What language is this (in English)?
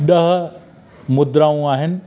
Sindhi